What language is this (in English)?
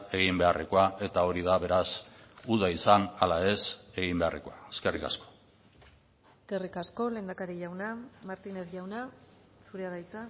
Basque